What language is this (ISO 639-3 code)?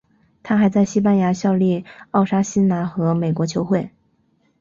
zho